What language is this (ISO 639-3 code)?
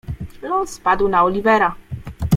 pol